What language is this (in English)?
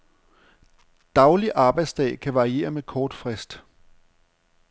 Danish